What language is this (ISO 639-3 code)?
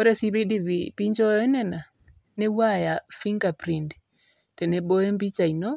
mas